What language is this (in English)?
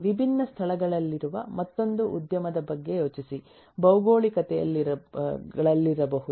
Kannada